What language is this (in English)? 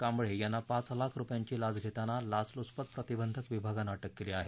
Marathi